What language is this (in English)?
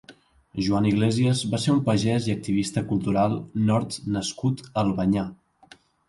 Catalan